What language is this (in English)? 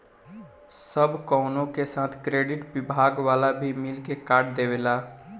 Bhojpuri